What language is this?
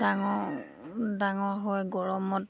Assamese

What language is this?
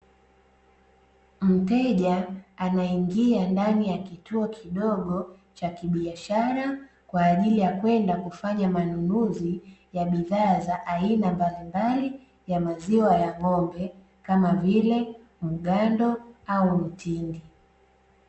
Swahili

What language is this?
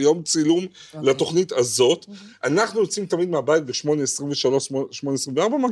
Hebrew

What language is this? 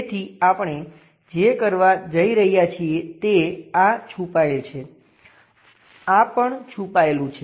Gujarati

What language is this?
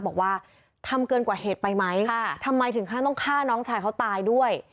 Thai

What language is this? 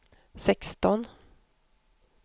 Swedish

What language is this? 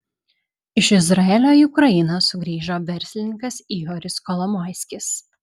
Lithuanian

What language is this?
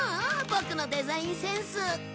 Japanese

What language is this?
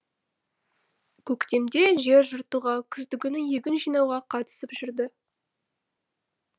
Kazakh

